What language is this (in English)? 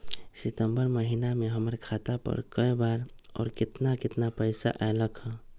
Magahi